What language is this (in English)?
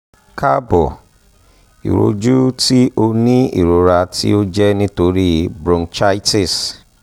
Yoruba